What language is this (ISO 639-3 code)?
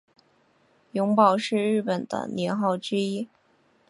zho